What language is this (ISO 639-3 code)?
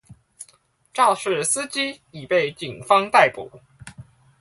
zho